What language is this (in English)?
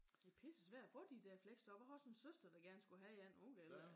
Danish